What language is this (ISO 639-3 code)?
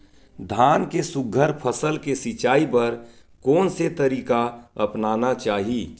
hne